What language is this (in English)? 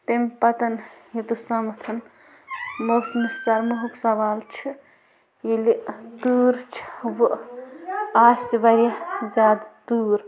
Kashmiri